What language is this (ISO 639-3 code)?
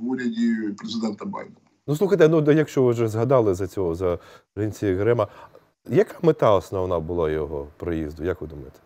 ukr